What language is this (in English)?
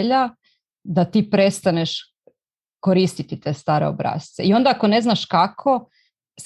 Croatian